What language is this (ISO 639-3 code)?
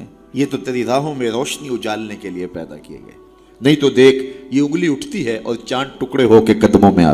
urd